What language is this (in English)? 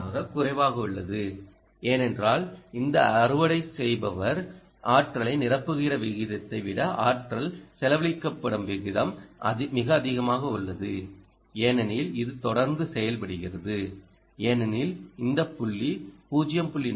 Tamil